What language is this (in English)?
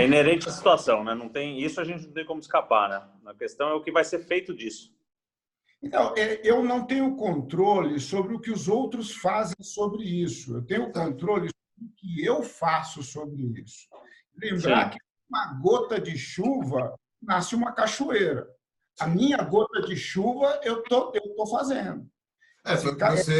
Portuguese